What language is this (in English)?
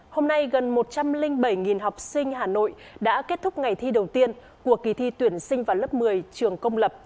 Vietnamese